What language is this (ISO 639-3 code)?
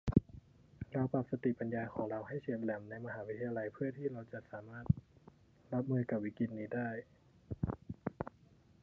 tha